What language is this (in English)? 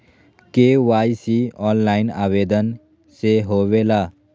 Magahi